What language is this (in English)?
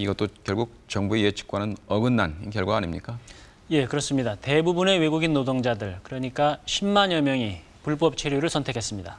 Korean